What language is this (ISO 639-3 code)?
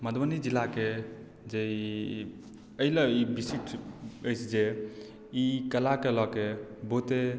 mai